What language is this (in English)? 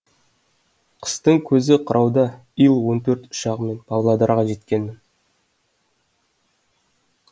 Kazakh